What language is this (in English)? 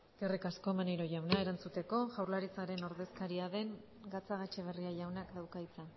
Basque